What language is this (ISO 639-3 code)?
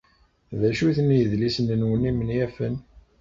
kab